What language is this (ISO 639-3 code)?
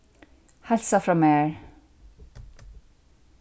fao